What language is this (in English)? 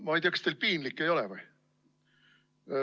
Estonian